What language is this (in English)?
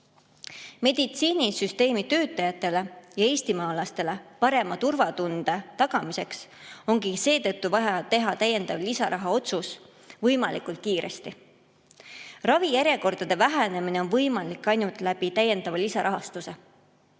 Estonian